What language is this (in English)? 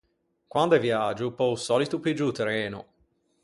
Ligurian